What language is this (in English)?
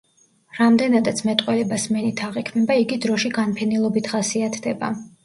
Georgian